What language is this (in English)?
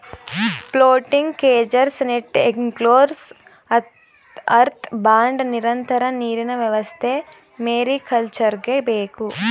Kannada